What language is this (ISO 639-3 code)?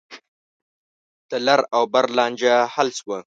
pus